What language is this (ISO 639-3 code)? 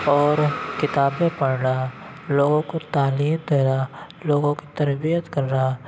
urd